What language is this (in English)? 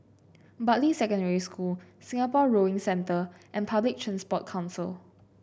English